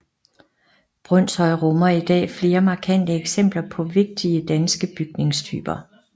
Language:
Danish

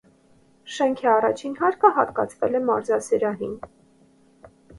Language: Armenian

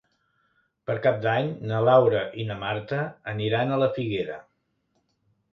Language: Catalan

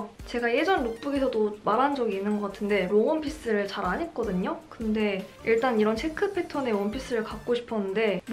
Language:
Korean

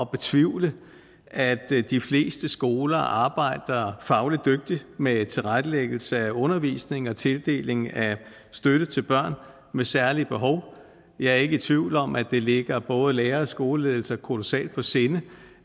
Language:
Danish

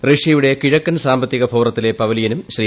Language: Malayalam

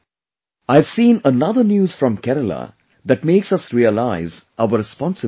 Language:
English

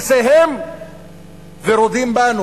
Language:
Hebrew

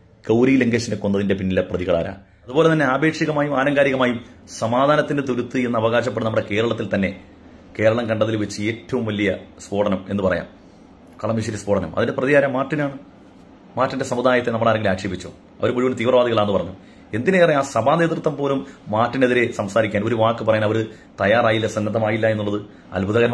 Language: Malayalam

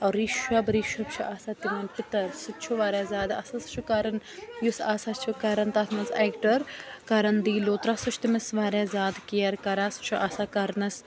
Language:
Kashmiri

